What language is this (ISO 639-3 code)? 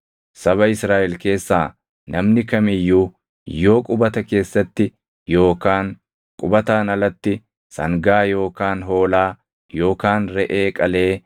orm